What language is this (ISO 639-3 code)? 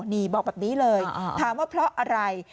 tha